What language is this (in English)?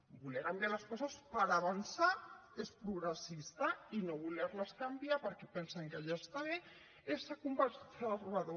Catalan